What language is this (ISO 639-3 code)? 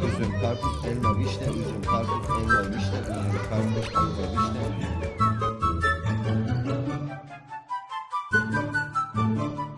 tur